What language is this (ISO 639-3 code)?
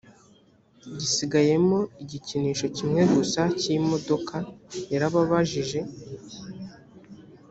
kin